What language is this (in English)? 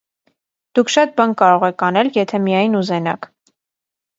Armenian